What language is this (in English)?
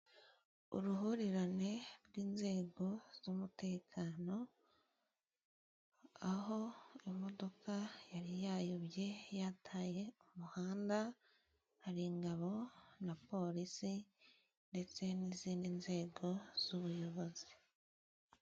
Kinyarwanda